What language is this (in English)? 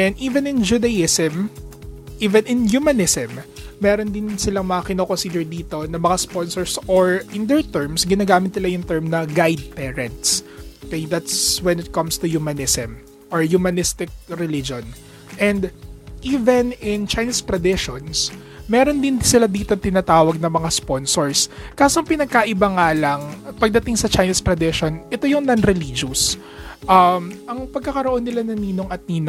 Filipino